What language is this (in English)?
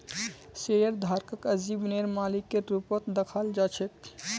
Magahi